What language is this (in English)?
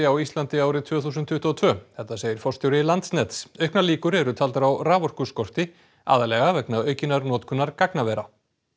Icelandic